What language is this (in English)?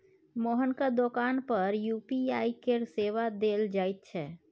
Maithili